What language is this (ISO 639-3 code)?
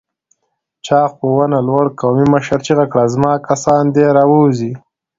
pus